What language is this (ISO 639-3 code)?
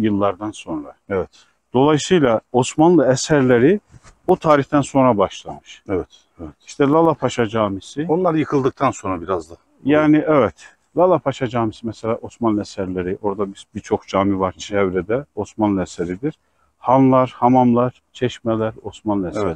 tur